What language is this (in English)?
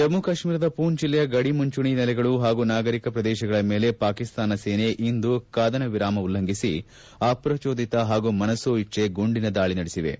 Kannada